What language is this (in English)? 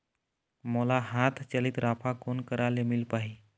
Chhattisgarhi